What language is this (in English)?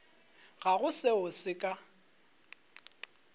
Northern Sotho